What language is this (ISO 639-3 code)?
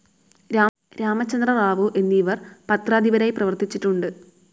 mal